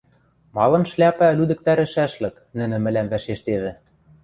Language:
Western Mari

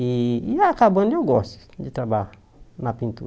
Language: Portuguese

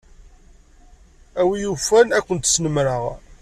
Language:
Kabyle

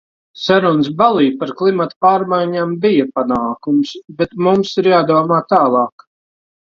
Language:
Latvian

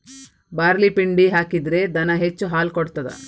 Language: Kannada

